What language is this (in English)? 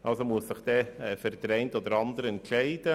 Swiss German